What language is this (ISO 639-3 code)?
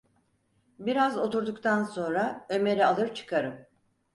tur